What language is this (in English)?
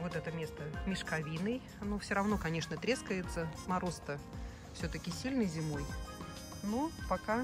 Russian